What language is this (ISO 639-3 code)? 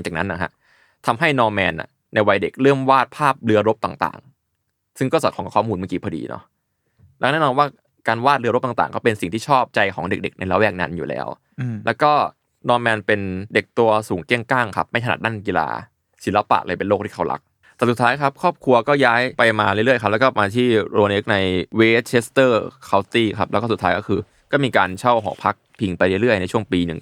tha